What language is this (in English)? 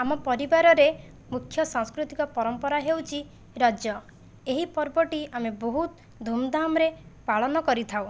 Odia